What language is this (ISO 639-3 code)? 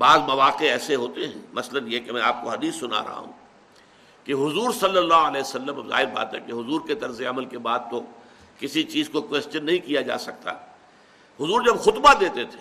urd